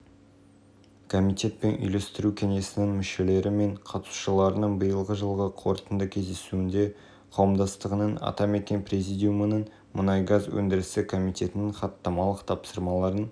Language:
Kazakh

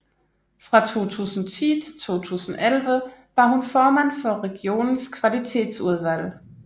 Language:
Danish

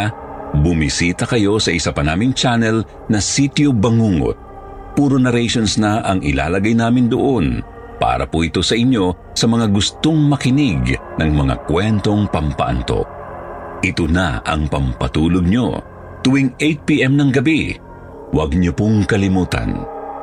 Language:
Filipino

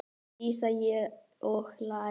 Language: Icelandic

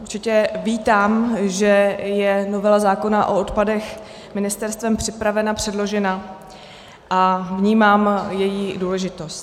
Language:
Czech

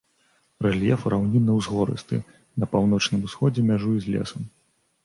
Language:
Belarusian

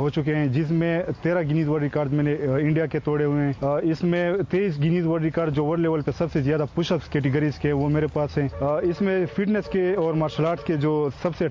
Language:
Urdu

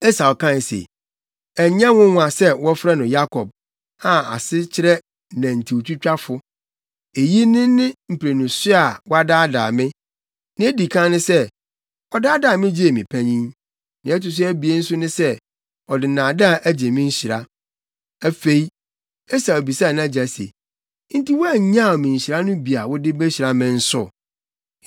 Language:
Akan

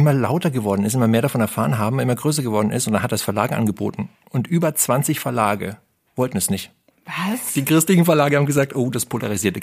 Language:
German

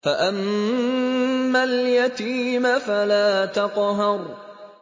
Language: Arabic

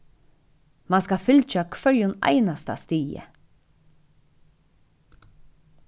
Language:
Faroese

